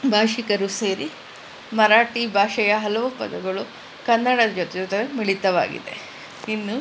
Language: Kannada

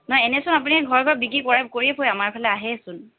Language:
Assamese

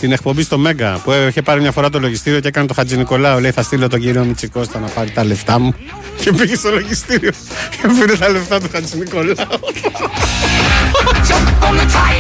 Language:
Greek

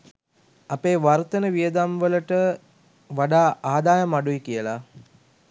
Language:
Sinhala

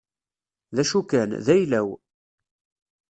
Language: Kabyle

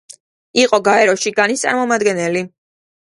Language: Georgian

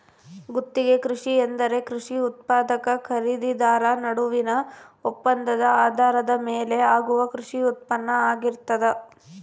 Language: Kannada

